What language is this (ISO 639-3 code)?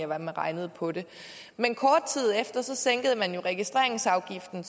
dan